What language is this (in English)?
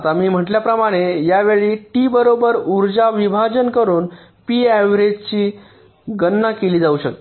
Marathi